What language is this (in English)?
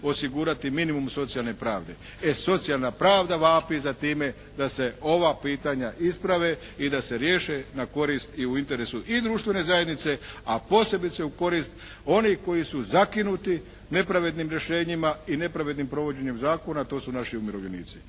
Croatian